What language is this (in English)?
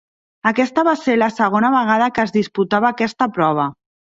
Catalan